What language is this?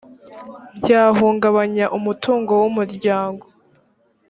Kinyarwanda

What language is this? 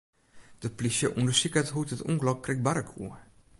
Western Frisian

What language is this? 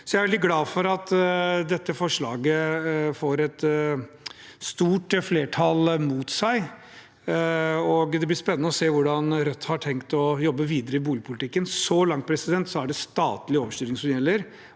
Norwegian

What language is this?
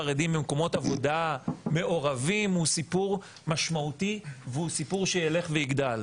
Hebrew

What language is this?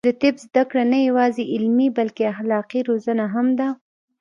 Pashto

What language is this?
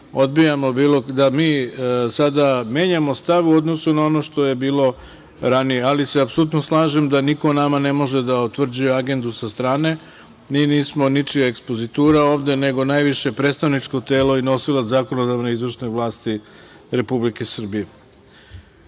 Serbian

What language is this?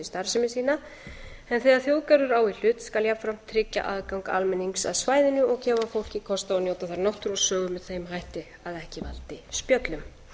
Icelandic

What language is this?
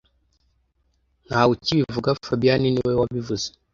Kinyarwanda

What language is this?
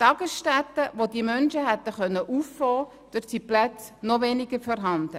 Swiss German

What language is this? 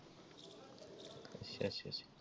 Punjabi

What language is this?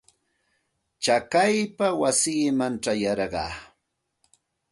Santa Ana de Tusi Pasco Quechua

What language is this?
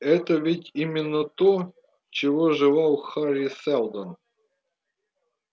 Russian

